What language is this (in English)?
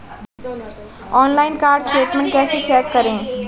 Hindi